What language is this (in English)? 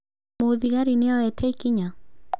Kikuyu